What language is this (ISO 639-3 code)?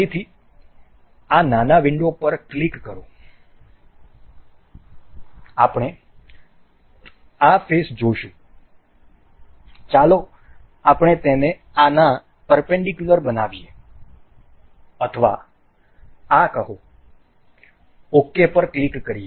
guj